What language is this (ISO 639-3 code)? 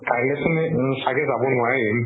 asm